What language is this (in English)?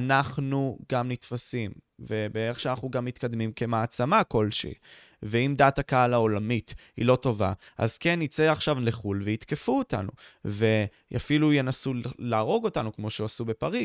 Hebrew